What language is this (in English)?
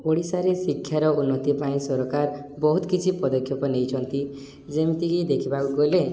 Odia